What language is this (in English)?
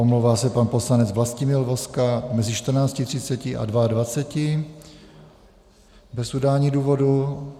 Czech